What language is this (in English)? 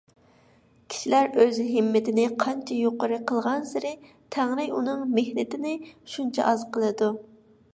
Uyghur